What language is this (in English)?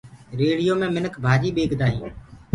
Gurgula